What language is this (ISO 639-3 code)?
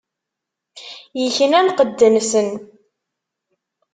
kab